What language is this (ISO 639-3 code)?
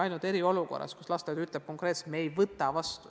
est